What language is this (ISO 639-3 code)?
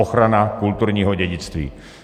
ces